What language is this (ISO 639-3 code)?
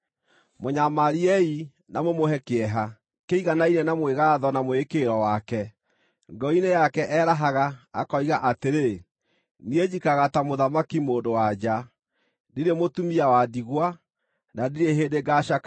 kik